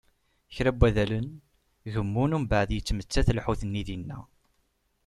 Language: Kabyle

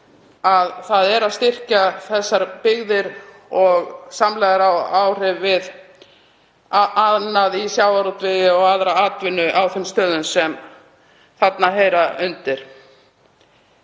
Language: Icelandic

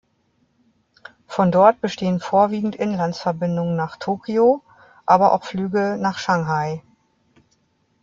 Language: German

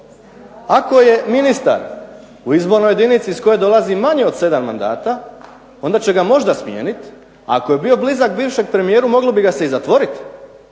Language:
Croatian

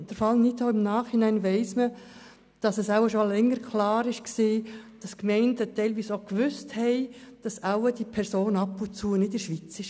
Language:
Swiss German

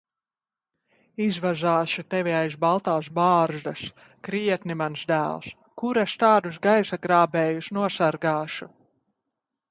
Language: Latvian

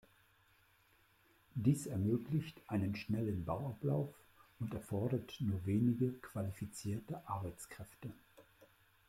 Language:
German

